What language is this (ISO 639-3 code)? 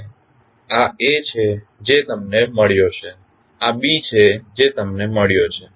guj